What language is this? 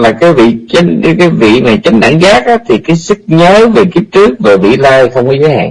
Vietnamese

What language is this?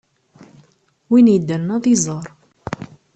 Kabyle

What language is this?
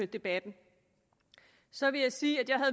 Danish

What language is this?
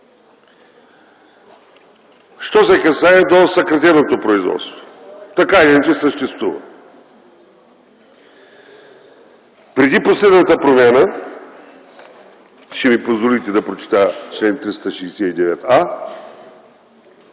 Bulgarian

